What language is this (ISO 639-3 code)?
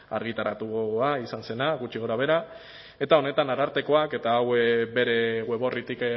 eus